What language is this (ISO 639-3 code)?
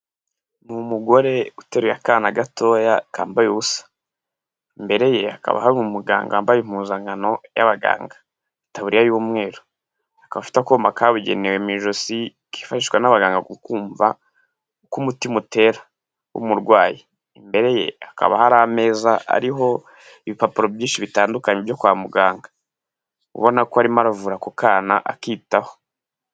kin